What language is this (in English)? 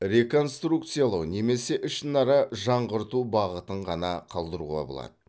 Kazakh